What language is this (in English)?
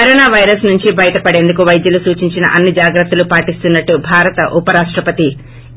Telugu